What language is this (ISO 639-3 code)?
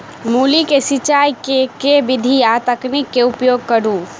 mai